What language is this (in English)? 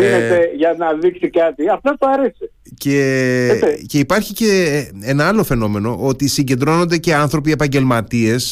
Greek